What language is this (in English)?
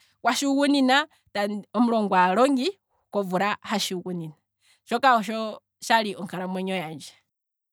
Kwambi